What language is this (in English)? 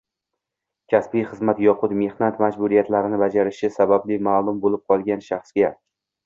Uzbek